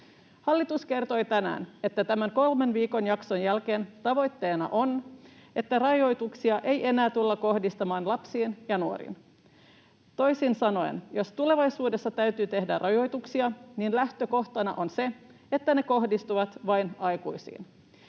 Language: Finnish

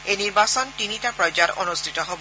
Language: Assamese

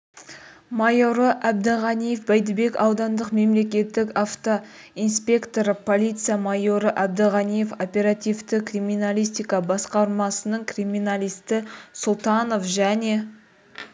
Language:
Kazakh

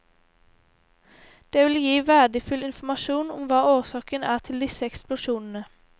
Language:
Norwegian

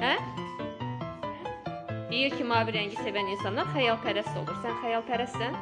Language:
Turkish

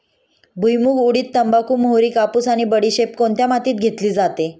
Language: Marathi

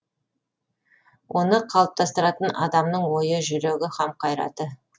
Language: Kazakh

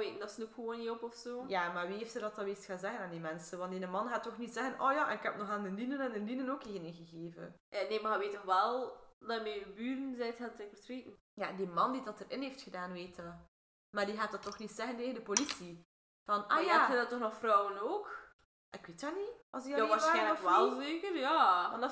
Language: Dutch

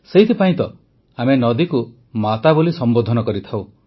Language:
Odia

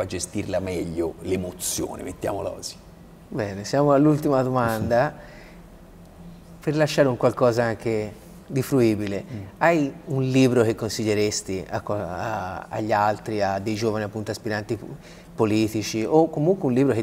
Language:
Italian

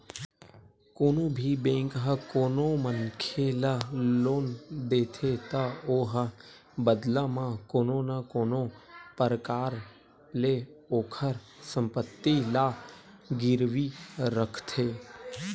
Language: Chhattisgarhi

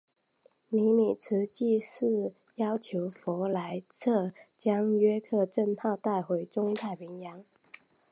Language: Chinese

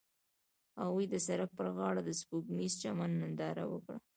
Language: Pashto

